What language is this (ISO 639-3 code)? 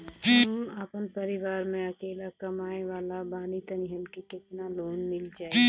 bho